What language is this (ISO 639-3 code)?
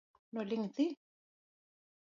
luo